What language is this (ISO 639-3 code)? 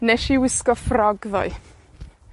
cym